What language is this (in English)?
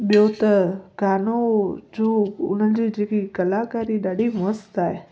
Sindhi